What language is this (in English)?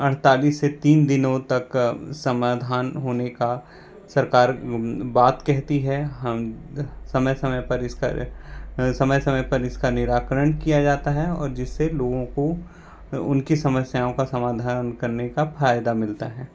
Hindi